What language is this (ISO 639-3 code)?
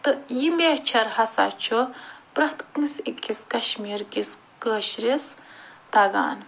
kas